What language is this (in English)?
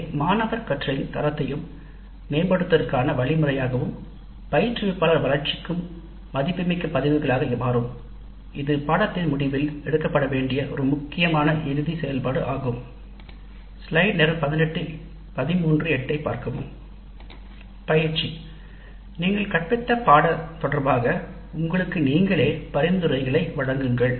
Tamil